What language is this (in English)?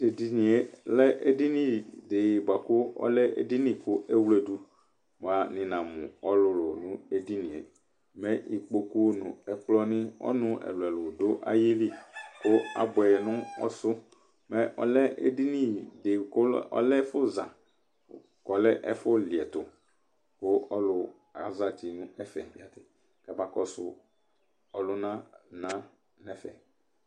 Ikposo